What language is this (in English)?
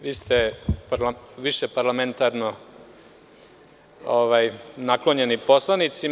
Serbian